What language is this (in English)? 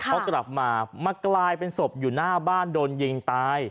Thai